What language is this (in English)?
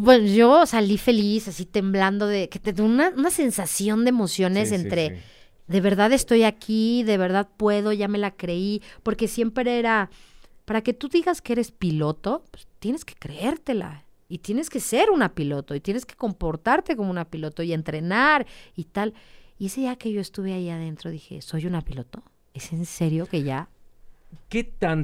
Spanish